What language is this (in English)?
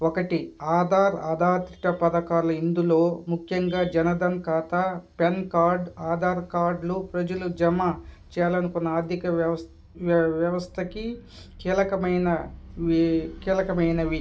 Telugu